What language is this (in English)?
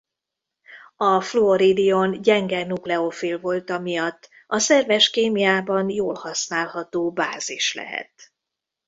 Hungarian